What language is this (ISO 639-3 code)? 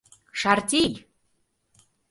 chm